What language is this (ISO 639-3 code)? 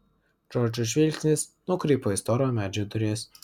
lit